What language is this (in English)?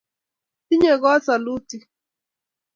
Kalenjin